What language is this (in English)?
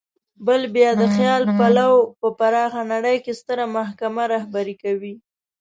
Pashto